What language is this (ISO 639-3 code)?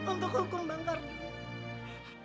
ind